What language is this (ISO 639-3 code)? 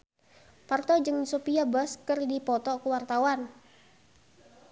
sun